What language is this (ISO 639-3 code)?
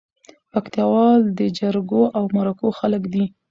pus